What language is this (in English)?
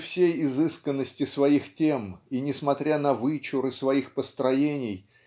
Russian